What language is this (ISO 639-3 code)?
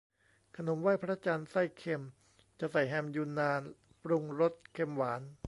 tha